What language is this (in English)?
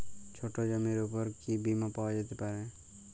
Bangla